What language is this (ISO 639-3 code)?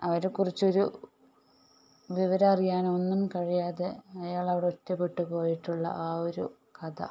mal